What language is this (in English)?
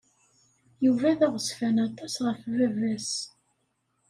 Kabyle